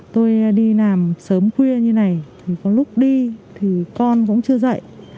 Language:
Vietnamese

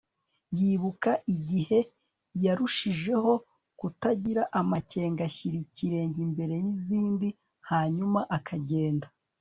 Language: Kinyarwanda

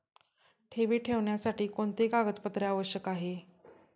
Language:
Marathi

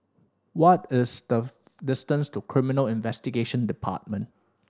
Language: English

